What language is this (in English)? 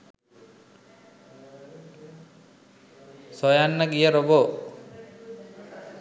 Sinhala